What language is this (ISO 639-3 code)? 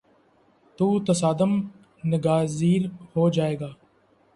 urd